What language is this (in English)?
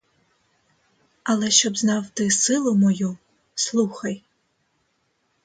Ukrainian